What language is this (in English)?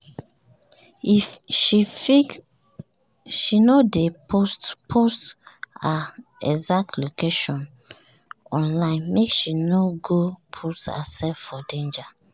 Nigerian Pidgin